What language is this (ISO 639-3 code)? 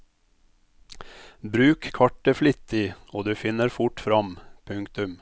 nor